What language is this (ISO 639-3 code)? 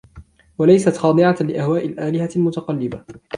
ara